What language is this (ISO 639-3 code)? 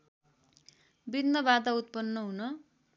nep